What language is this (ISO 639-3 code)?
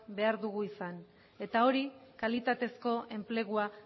eus